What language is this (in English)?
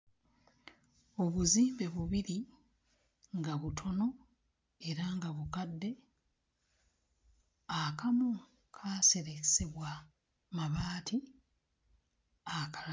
Ganda